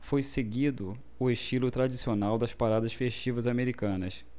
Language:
Portuguese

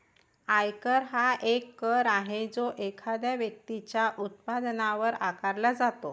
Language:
Marathi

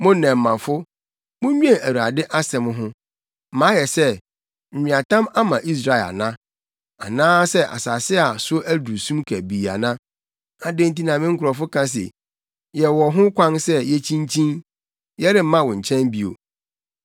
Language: Akan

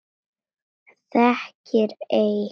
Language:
Icelandic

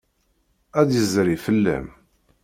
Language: Kabyle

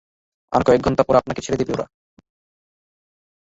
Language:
Bangla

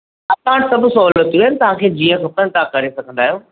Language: Sindhi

